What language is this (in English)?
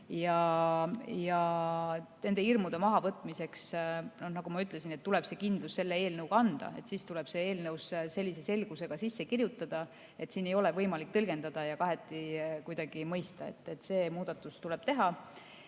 Estonian